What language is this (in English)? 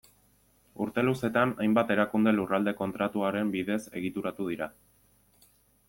Basque